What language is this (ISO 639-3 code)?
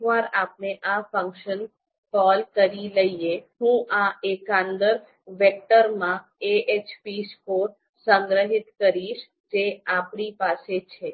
guj